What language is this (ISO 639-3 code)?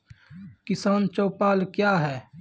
mai